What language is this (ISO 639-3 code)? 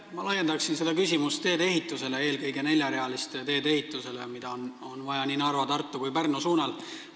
est